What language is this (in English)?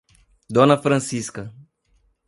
Portuguese